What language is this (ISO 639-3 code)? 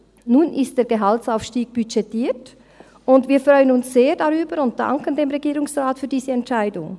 gsw